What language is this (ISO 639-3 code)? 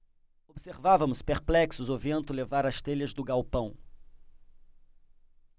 por